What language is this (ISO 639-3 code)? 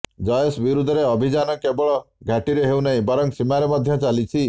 ori